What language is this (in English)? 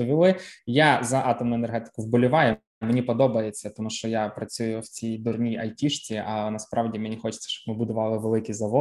Ukrainian